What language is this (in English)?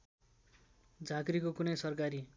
Nepali